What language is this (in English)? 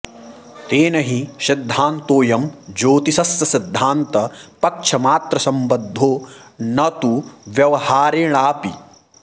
Sanskrit